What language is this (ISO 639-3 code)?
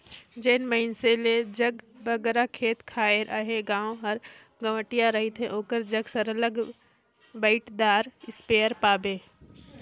hne